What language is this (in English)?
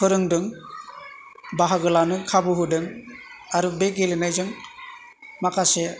Bodo